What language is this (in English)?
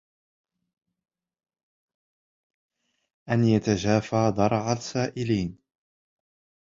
Arabic